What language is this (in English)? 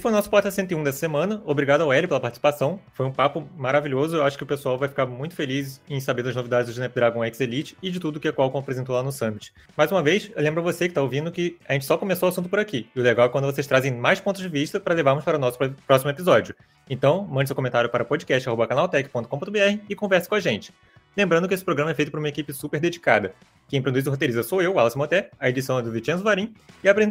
Portuguese